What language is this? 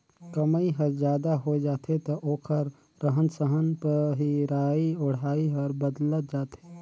Chhattisgarhi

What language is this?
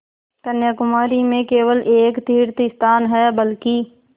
Hindi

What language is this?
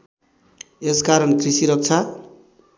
Nepali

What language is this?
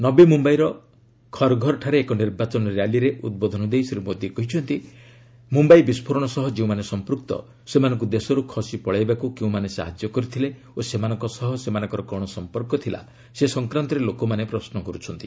Odia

